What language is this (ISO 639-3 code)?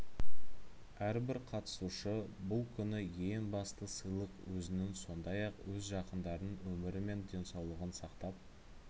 kaz